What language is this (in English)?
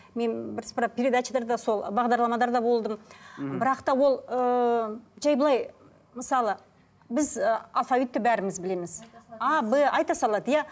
Kazakh